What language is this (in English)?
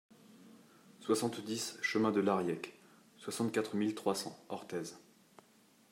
French